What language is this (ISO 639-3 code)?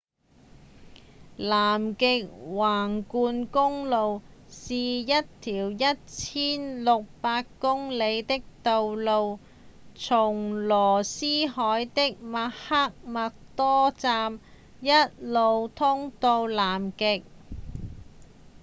yue